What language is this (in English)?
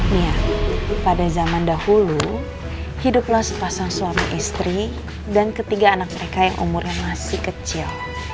Indonesian